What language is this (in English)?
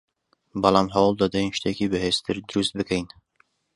Central Kurdish